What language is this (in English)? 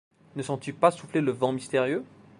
French